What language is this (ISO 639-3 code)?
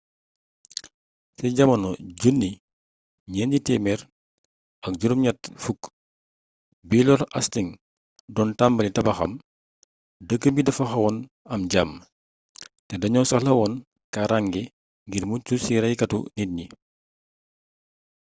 wol